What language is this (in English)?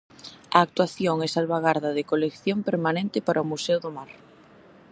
Galician